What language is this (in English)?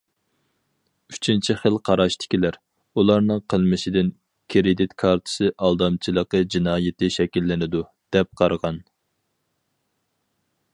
Uyghur